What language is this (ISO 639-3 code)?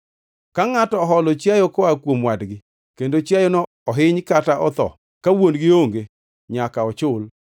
luo